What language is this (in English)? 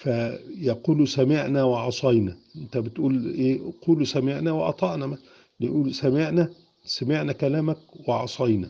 Arabic